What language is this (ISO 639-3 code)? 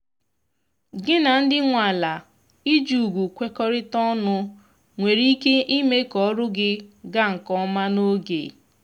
ibo